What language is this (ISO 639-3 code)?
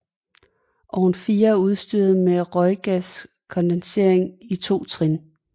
dan